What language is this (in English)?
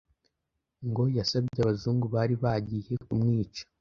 Kinyarwanda